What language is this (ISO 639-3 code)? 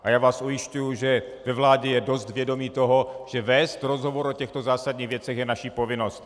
ces